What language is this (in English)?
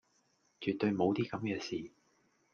Cantonese